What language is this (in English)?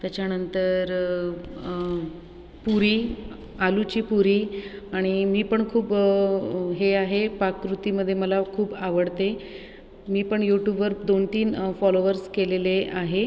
Marathi